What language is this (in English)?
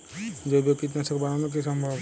Bangla